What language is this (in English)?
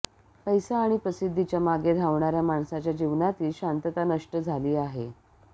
Marathi